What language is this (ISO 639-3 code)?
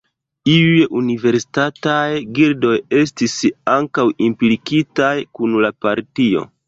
epo